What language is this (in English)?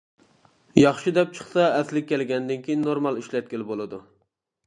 Uyghur